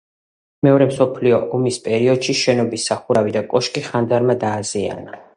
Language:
Georgian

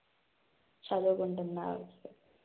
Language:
Telugu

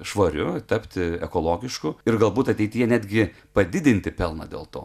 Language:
Lithuanian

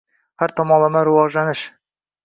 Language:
Uzbek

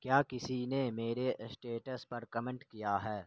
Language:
Urdu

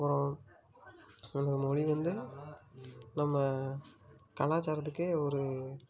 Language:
Tamil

